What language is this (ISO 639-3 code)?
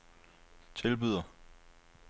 dan